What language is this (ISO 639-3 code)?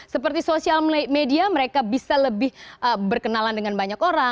ind